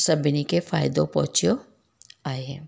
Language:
Sindhi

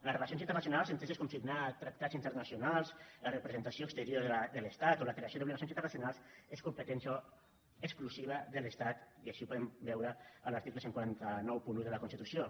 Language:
Catalan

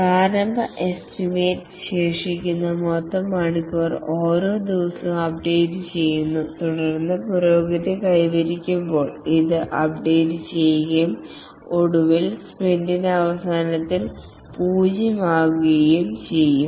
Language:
Malayalam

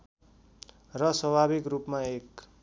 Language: Nepali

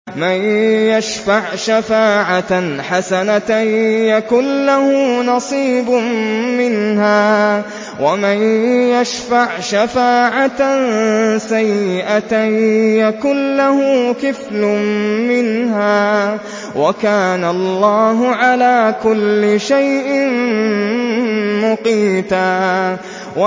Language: Arabic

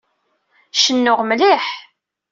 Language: Kabyle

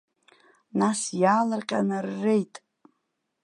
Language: Abkhazian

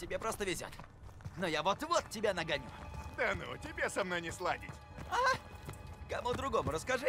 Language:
Russian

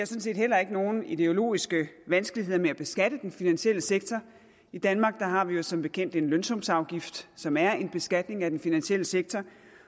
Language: Danish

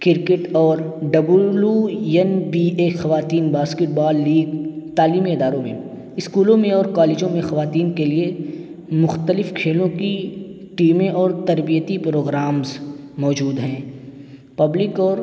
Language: Urdu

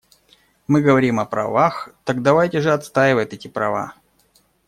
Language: Russian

